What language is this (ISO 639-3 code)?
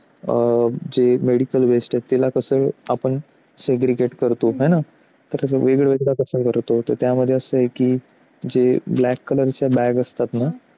mar